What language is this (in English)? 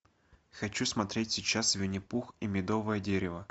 Russian